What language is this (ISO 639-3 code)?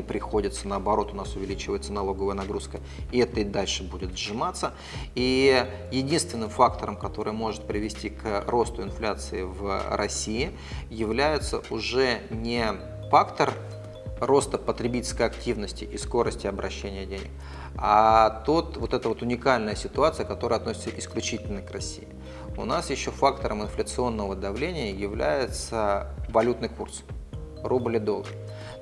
rus